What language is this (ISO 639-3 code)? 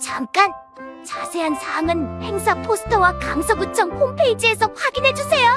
kor